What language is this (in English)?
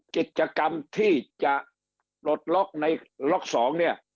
Thai